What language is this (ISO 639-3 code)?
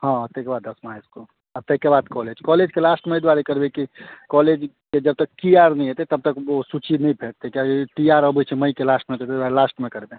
mai